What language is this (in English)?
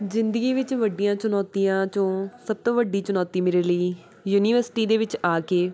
Punjabi